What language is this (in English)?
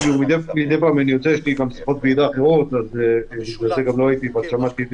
Hebrew